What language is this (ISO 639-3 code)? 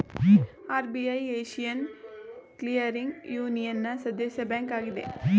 kan